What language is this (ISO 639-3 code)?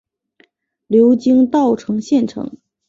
zho